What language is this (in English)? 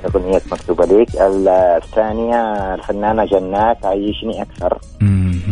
Arabic